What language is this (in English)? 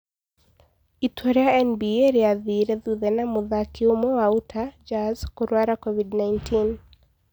Kikuyu